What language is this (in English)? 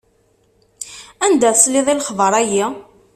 Kabyle